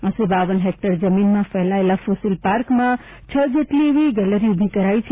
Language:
Gujarati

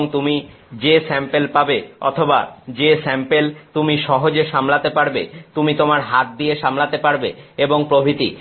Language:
Bangla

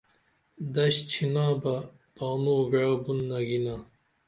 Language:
Dameli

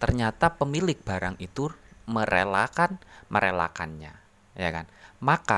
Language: Indonesian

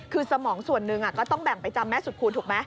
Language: Thai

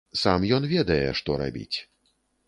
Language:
Belarusian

